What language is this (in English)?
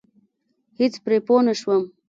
Pashto